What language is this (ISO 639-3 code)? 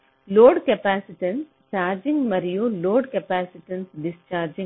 tel